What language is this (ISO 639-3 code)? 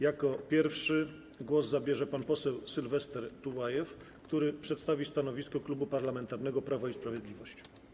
pol